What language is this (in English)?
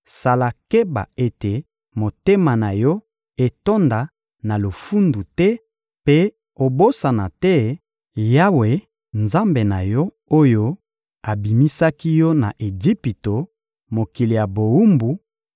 Lingala